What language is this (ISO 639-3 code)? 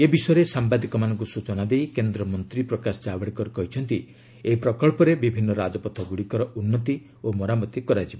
ori